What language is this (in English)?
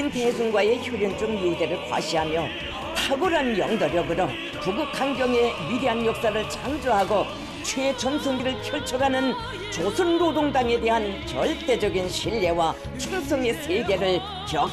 Korean